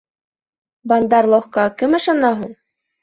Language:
Bashkir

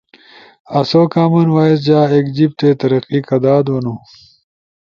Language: Ushojo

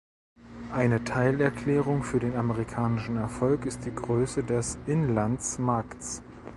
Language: German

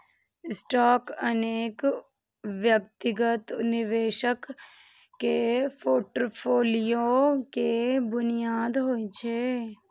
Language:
Maithili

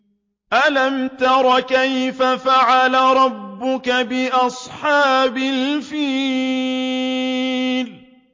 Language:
Arabic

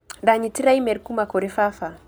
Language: Kikuyu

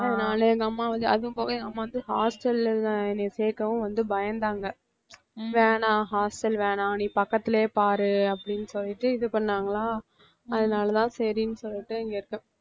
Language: Tamil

